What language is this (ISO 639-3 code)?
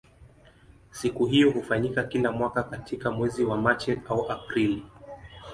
swa